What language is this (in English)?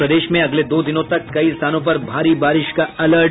Hindi